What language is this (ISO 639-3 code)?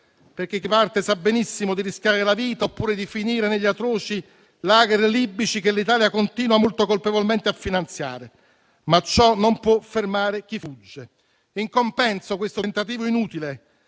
ita